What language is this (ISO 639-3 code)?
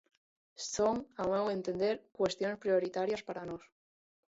glg